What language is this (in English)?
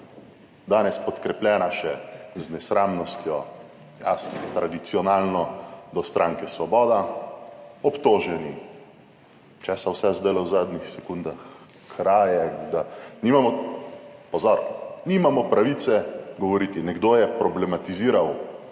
Slovenian